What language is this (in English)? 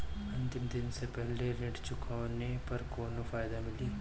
Bhojpuri